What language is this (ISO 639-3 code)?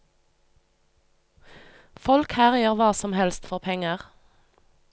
nor